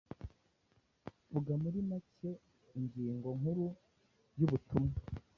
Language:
Kinyarwanda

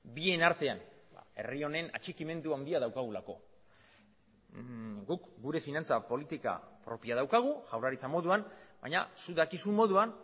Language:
Basque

